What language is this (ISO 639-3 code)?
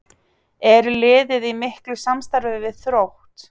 isl